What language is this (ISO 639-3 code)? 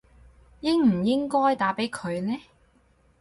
yue